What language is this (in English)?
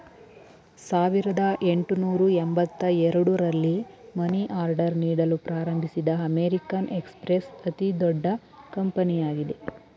Kannada